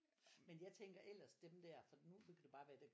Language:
Danish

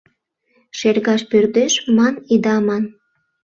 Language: Mari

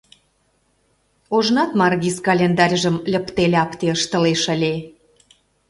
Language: Mari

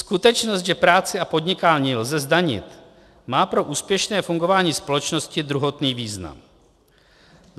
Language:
Czech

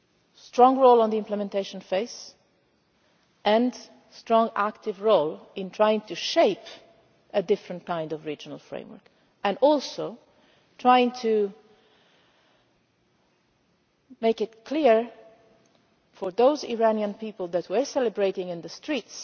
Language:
English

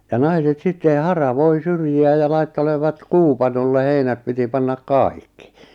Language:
Finnish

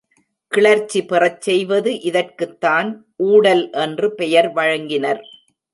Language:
Tamil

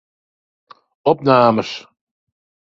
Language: Western Frisian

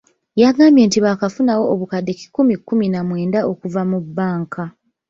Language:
Ganda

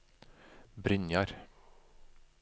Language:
Norwegian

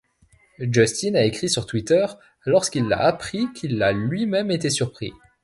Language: French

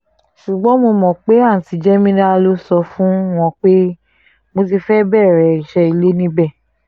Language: Yoruba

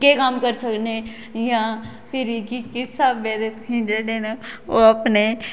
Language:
Dogri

